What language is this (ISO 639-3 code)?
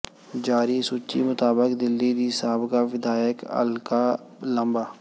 pan